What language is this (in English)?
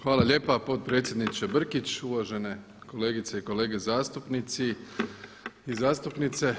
Croatian